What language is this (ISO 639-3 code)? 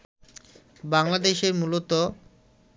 ben